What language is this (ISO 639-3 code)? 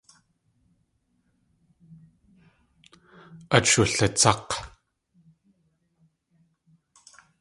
tli